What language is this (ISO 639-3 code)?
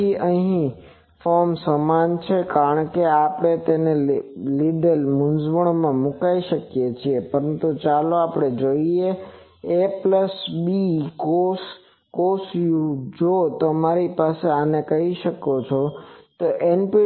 guj